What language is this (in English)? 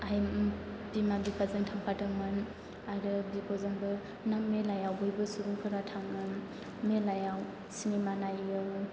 Bodo